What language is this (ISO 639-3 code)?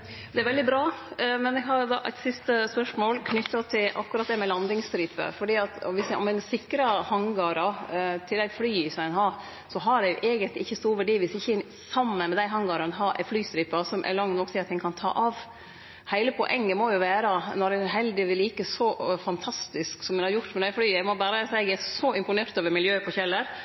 nor